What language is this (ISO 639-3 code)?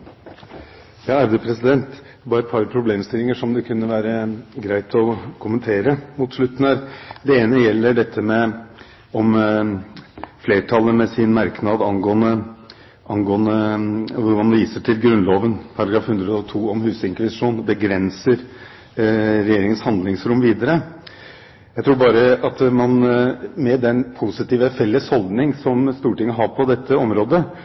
nob